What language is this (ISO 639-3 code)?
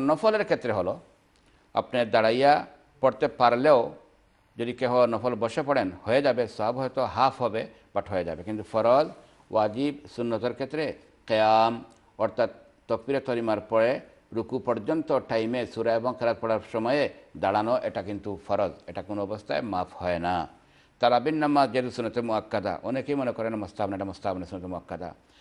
ara